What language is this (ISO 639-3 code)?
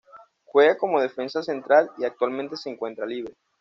spa